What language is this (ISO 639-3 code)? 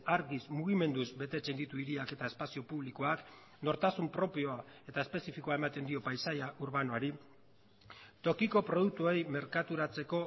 eus